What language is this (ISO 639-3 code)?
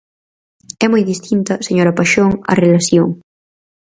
glg